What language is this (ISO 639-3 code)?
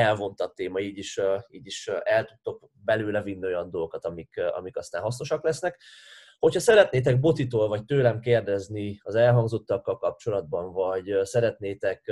hun